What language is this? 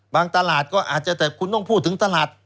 Thai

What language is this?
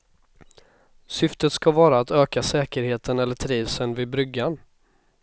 Swedish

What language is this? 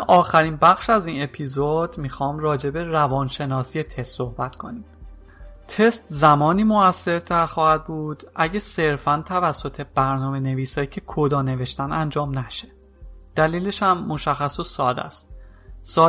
Persian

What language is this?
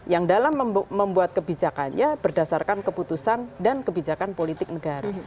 Indonesian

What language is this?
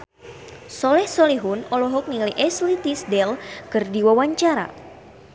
Sundanese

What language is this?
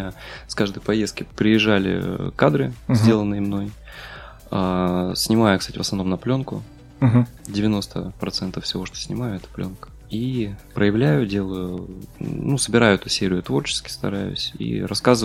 Russian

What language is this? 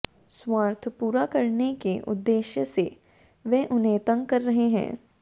Hindi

